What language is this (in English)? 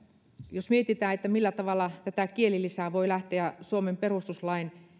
Finnish